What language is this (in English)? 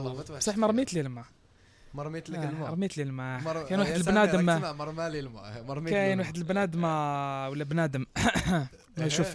Arabic